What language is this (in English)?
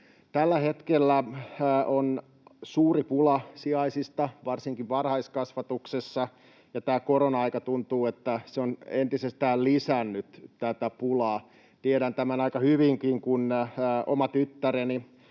Finnish